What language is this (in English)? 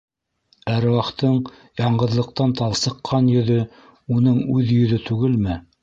Bashkir